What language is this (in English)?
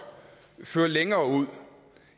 Danish